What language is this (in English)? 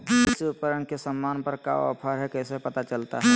Magahi